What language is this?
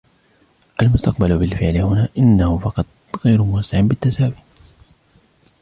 Arabic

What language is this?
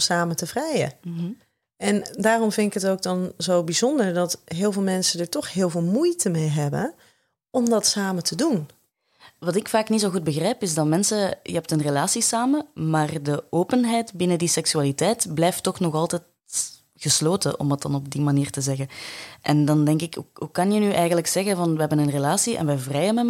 Dutch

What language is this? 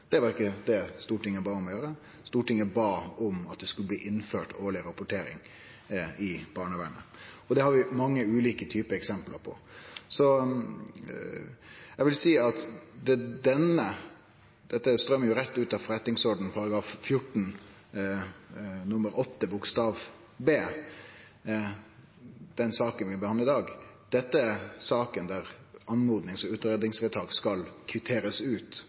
Norwegian Nynorsk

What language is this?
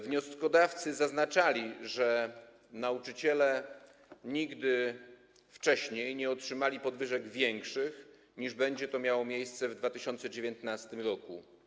Polish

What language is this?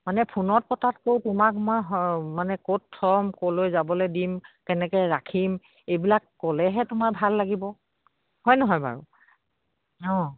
Assamese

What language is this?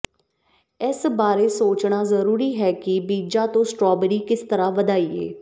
Punjabi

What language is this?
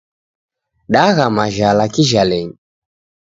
Taita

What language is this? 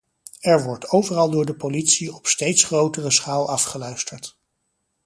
Dutch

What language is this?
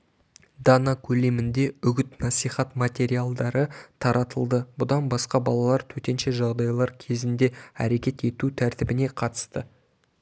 Kazakh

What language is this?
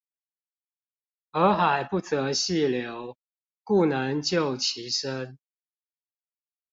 Chinese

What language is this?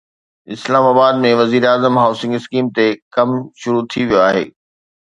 Sindhi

